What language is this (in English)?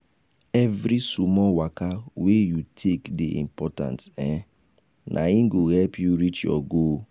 Nigerian Pidgin